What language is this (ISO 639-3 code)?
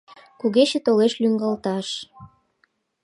chm